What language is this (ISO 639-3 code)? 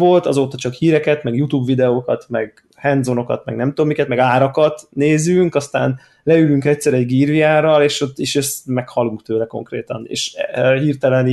hun